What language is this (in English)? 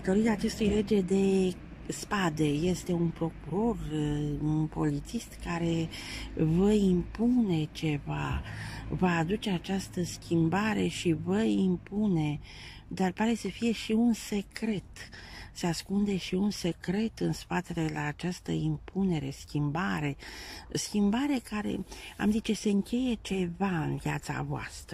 Romanian